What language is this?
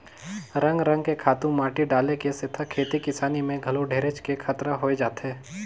Chhattisgarhi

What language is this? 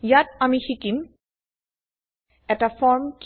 Assamese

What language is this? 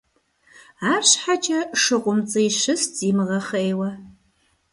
Kabardian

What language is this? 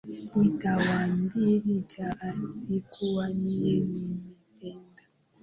Swahili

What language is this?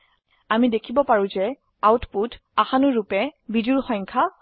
Assamese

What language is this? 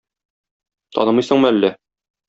Tatar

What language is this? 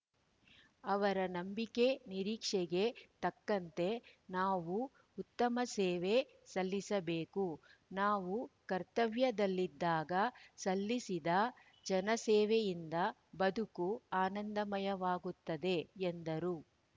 Kannada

